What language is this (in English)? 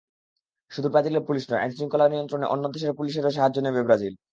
Bangla